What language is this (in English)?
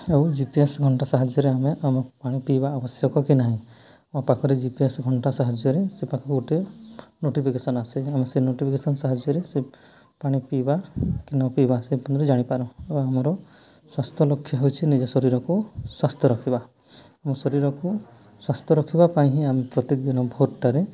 Odia